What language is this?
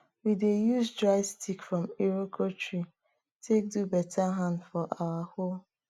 Nigerian Pidgin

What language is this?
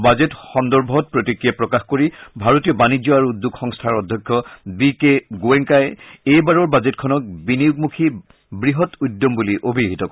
Assamese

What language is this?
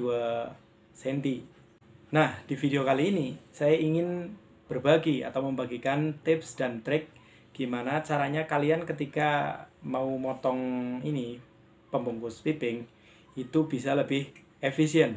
Indonesian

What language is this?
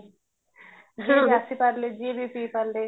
Odia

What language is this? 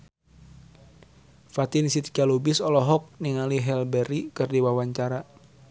Sundanese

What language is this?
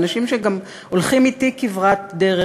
Hebrew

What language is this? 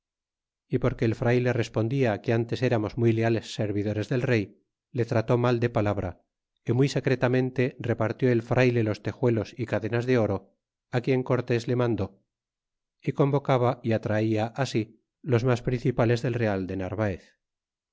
Spanish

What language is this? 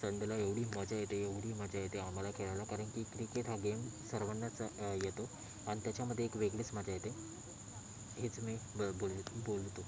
Marathi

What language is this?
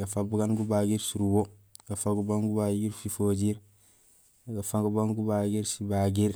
Gusilay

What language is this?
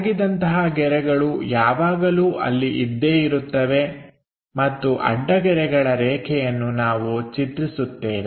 Kannada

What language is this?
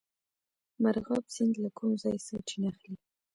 Pashto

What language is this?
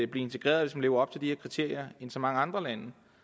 Danish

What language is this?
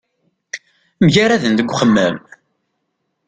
Kabyle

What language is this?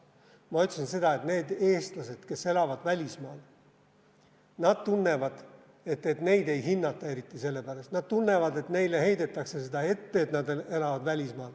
Estonian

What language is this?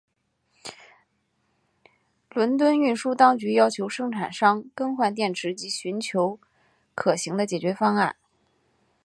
Chinese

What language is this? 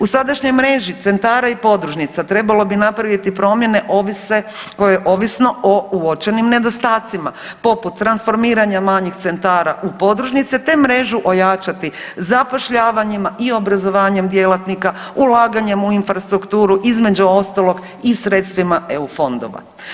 Croatian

